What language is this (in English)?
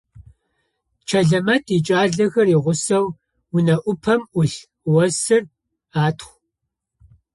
Adyghe